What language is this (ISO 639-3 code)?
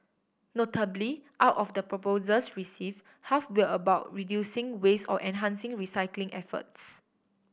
eng